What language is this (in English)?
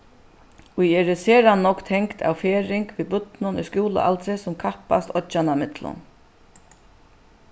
Faroese